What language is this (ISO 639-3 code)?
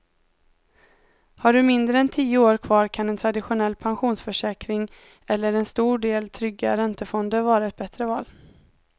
swe